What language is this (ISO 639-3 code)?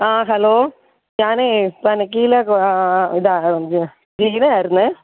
mal